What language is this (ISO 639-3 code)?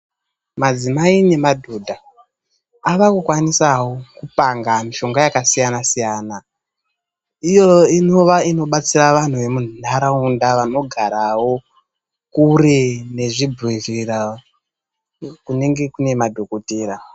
ndc